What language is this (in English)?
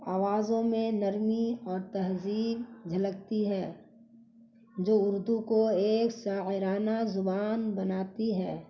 Urdu